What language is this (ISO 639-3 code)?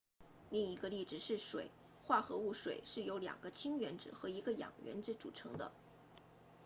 zho